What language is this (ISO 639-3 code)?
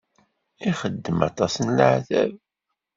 kab